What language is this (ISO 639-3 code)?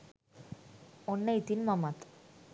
sin